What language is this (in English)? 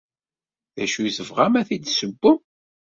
Kabyle